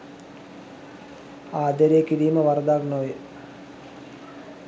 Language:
Sinhala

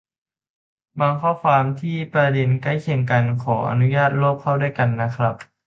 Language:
Thai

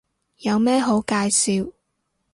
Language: Cantonese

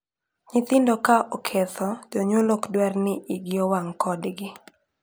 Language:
Luo (Kenya and Tanzania)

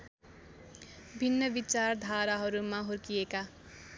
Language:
Nepali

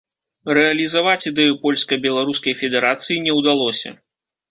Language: Belarusian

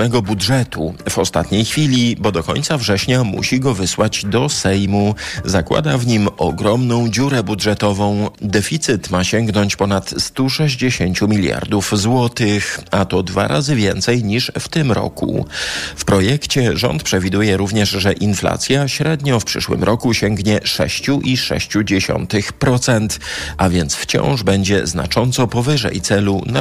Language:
Polish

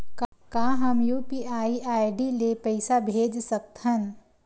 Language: Chhattisgarhi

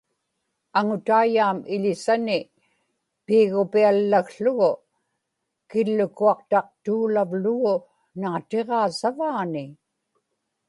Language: Inupiaq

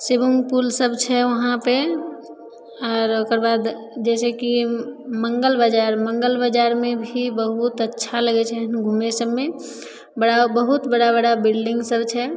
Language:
Maithili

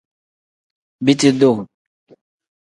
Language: Tem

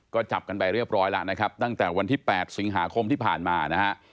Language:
Thai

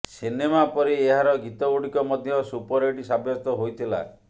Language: Odia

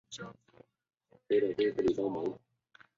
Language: Chinese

